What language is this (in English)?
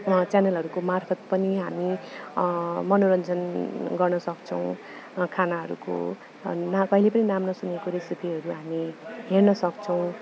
Nepali